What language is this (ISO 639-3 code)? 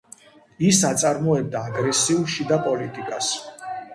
kat